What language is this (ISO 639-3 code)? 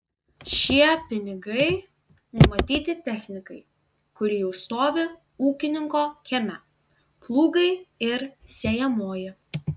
lit